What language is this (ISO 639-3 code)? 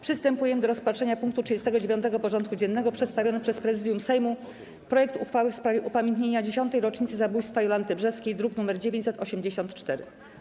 pol